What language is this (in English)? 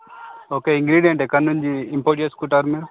Telugu